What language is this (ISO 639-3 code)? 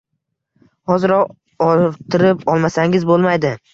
uzb